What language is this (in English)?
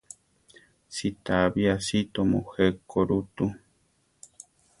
Central Tarahumara